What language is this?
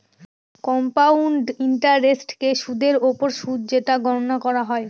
Bangla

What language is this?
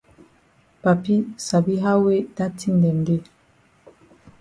Cameroon Pidgin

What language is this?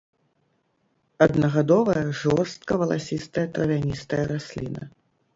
Belarusian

